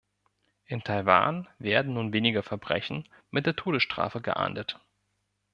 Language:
German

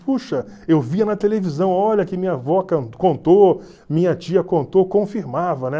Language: Portuguese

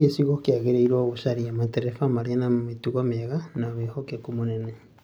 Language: Kikuyu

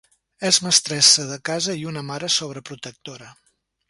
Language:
Catalan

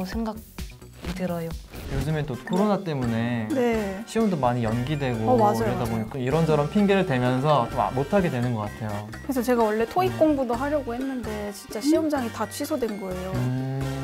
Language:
Korean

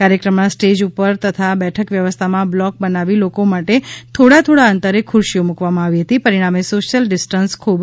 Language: Gujarati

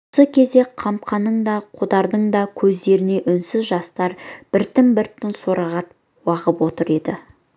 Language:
Kazakh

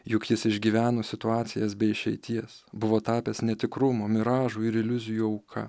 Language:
Lithuanian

